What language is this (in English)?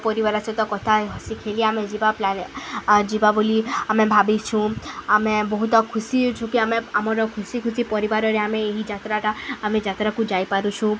Odia